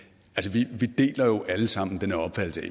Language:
Danish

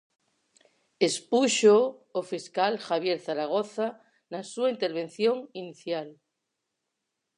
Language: Galician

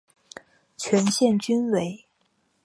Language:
Chinese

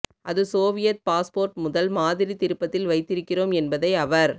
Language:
Tamil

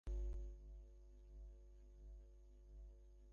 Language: Bangla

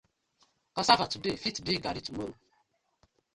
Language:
Nigerian Pidgin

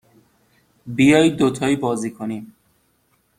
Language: Persian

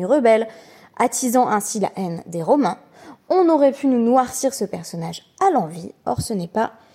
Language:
French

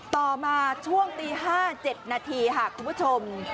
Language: Thai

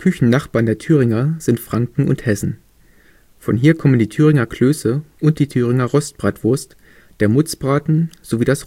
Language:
German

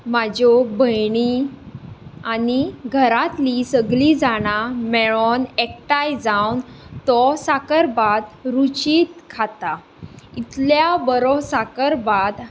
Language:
Konkani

